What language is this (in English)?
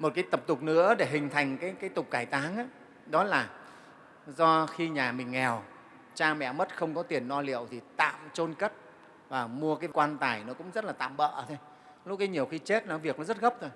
Vietnamese